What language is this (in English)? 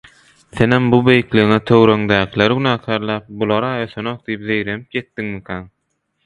Turkmen